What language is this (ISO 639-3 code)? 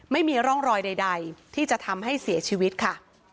tha